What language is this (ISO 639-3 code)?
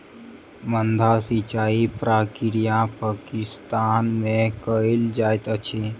mai